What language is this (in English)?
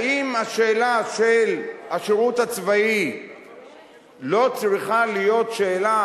Hebrew